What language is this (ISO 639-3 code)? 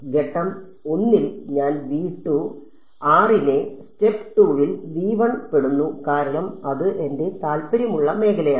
mal